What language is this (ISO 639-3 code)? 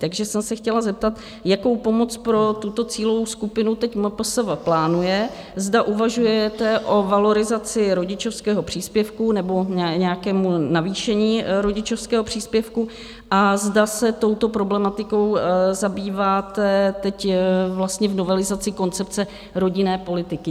ces